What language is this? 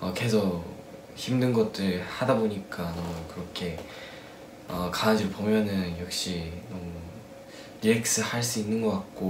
Korean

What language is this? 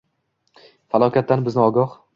Uzbek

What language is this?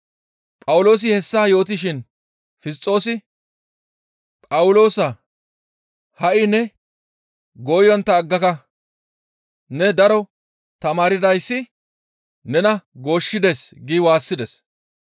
Gamo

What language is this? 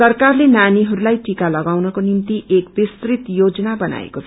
Nepali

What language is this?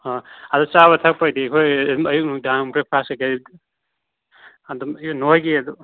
Manipuri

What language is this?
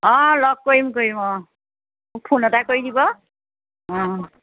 Assamese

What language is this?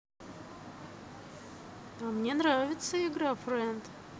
Russian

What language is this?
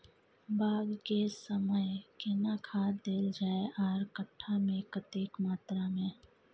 Maithili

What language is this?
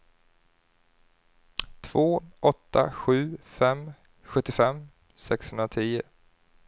Swedish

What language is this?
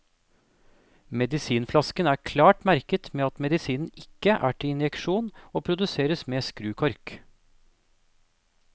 Norwegian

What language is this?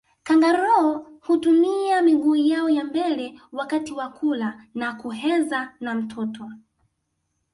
Swahili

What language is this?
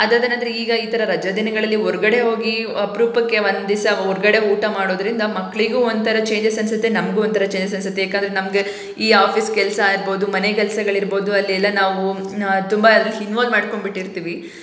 Kannada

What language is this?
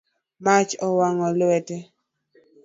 Luo (Kenya and Tanzania)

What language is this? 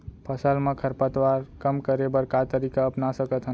Chhattisgarhi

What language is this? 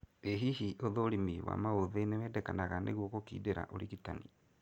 Kikuyu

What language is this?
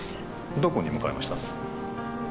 Japanese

